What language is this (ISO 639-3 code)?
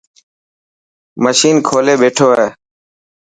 mki